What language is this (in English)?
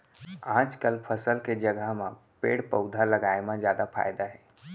Chhattisgarhi